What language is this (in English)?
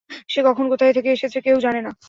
Bangla